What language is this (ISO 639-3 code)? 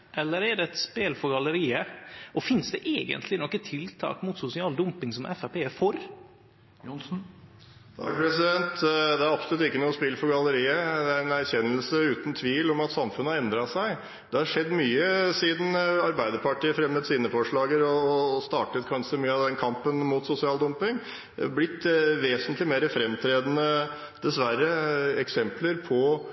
nor